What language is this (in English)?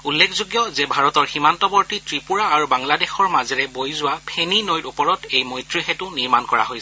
Assamese